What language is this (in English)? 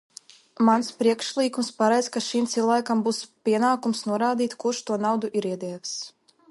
Latvian